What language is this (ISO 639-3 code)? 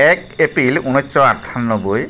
asm